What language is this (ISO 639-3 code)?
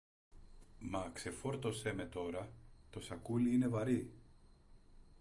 ell